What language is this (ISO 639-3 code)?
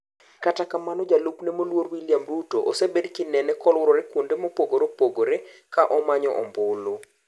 luo